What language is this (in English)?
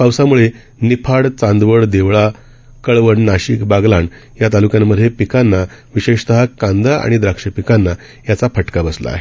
Marathi